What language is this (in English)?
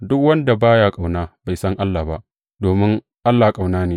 Hausa